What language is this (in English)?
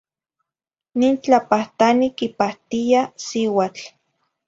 Zacatlán-Ahuacatlán-Tepetzintla Nahuatl